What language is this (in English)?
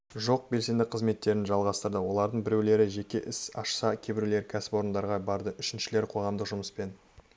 Kazakh